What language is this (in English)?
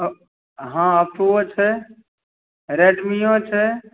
Maithili